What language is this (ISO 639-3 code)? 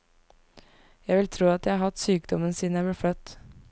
nor